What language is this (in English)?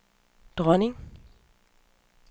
Danish